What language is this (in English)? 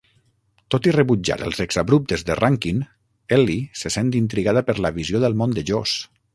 Catalan